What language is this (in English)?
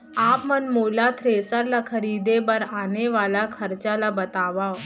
Chhattisgarhi